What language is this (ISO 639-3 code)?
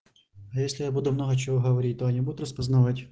rus